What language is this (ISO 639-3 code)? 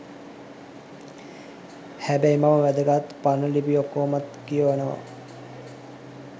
sin